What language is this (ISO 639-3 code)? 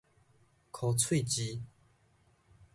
nan